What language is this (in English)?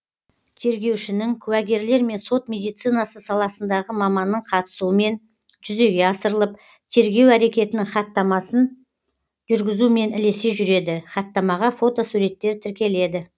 Kazakh